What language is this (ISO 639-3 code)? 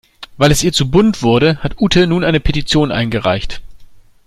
deu